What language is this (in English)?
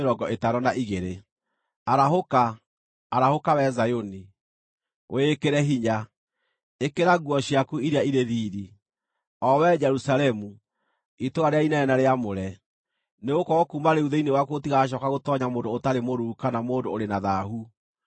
Kikuyu